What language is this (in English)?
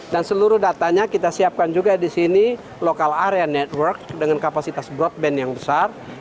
Indonesian